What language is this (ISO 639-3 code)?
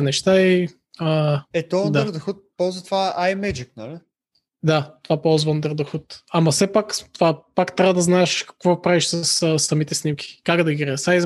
bul